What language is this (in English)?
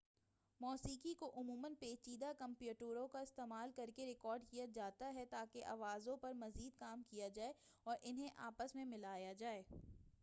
Urdu